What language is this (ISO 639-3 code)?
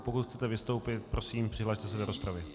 ces